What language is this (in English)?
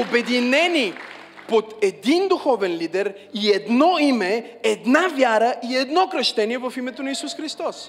Bulgarian